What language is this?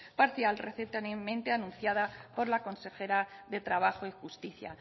Spanish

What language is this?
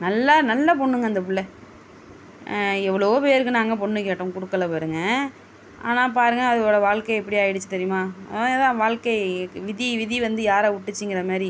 Tamil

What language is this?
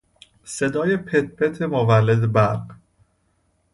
Persian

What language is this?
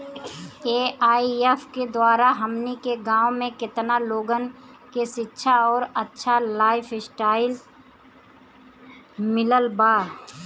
Bhojpuri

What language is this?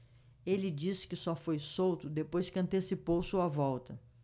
Portuguese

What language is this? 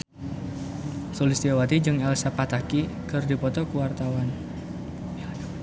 Sundanese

